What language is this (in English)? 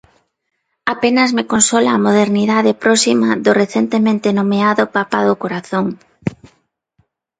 Galician